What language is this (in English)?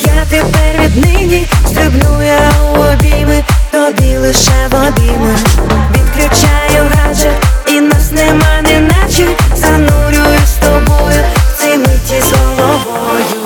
Ukrainian